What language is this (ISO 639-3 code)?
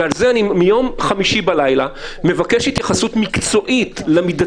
heb